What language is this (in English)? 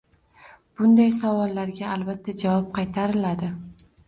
Uzbek